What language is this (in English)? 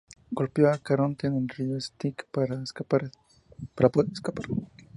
Spanish